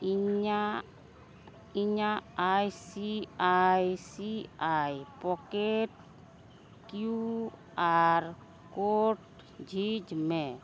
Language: Santali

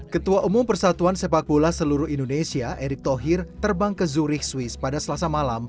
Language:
Indonesian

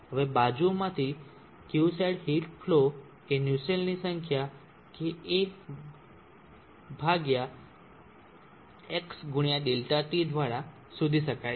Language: Gujarati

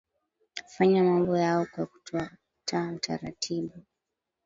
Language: Swahili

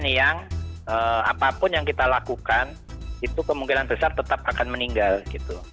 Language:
Indonesian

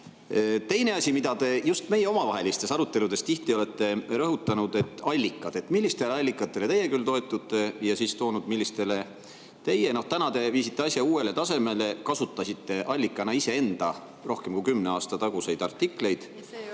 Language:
Estonian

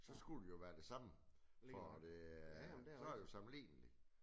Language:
Danish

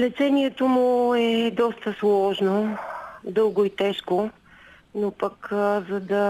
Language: Bulgarian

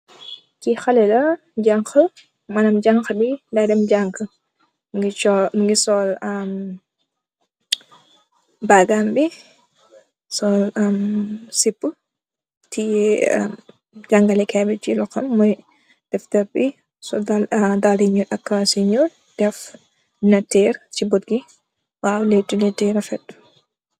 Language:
Wolof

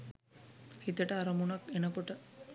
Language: Sinhala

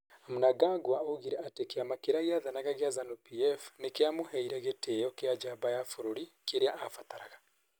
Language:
Kikuyu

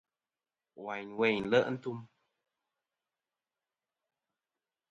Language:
Kom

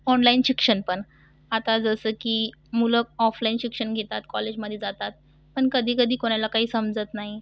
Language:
Marathi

